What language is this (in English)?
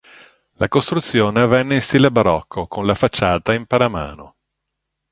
Italian